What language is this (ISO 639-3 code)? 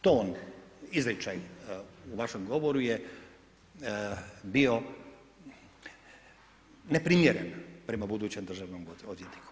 hrv